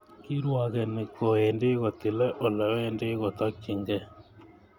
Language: Kalenjin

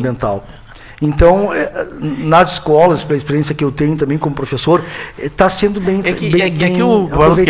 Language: Portuguese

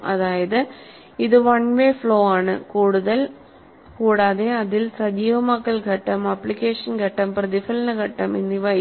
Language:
Malayalam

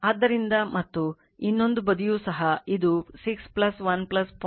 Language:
Kannada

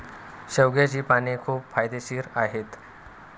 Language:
Marathi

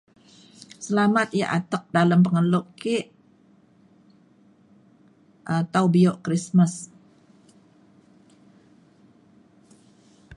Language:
Mainstream Kenyah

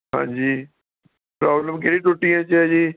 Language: Punjabi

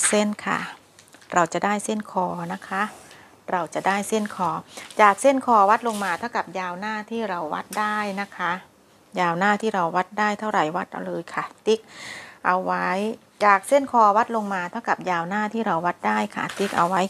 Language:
Thai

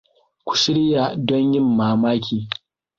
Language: Hausa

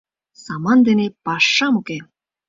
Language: Mari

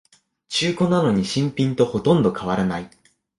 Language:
Japanese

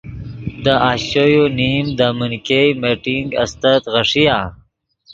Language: Yidgha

